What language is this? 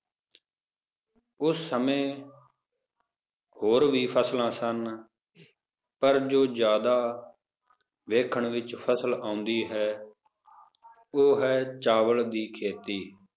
Punjabi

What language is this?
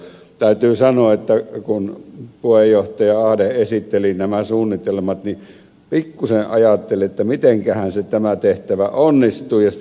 Finnish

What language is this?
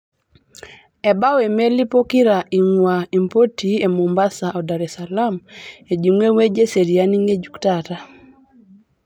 Masai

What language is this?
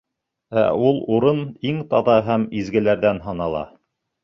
Bashkir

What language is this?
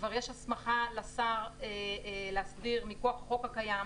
Hebrew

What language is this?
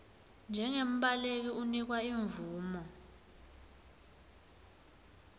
Swati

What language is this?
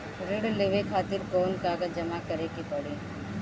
Bhojpuri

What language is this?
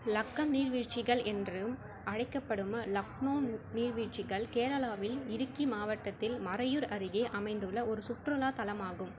Tamil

